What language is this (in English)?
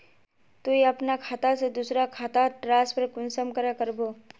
Magahi